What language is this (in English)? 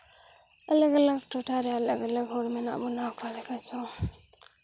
Santali